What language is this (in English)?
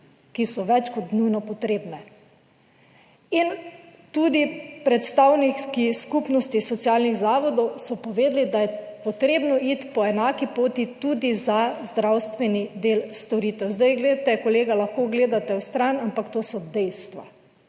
Slovenian